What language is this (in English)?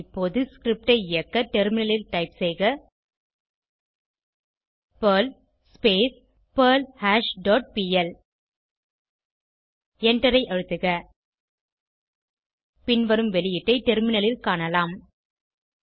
Tamil